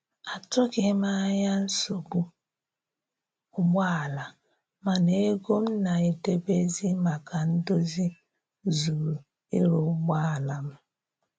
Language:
Igbo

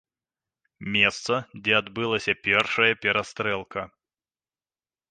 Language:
Belarusian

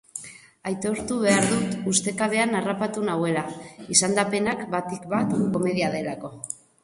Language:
Basque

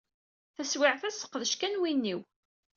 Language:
Kabyle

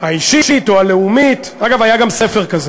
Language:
Hebrew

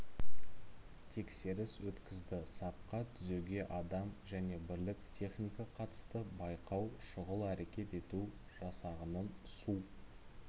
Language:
Kazakh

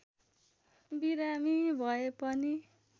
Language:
Nepali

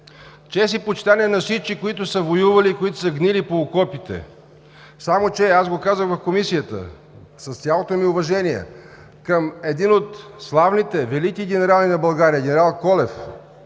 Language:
Bulgarian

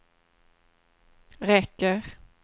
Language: Swedish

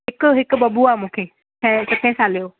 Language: Sindhi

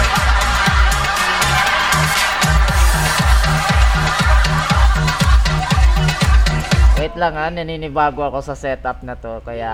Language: Filipino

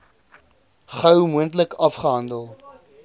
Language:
Afrikaans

